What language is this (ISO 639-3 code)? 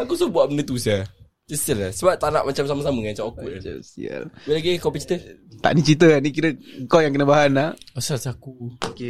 msa